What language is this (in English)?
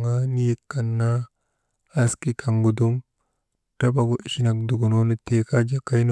Maba